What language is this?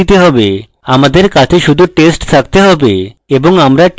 Bangla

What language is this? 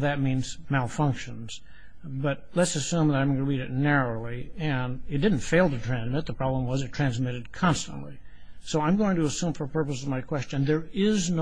English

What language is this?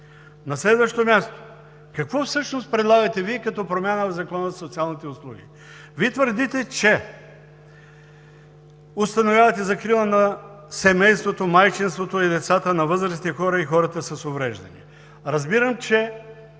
Bulgarian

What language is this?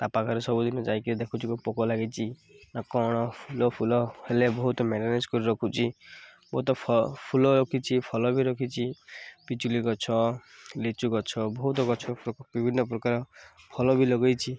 Odia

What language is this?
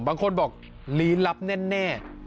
Thai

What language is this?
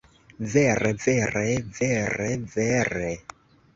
Esperanto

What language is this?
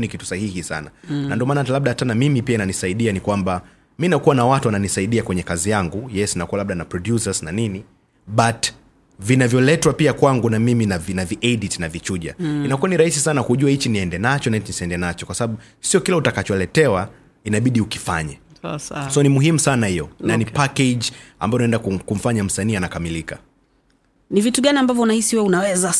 Swahili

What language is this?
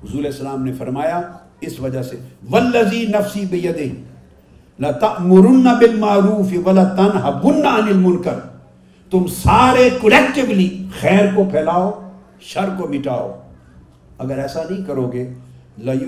Urdu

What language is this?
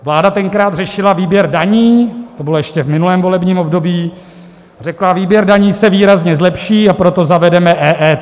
Czech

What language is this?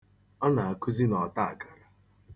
Igbo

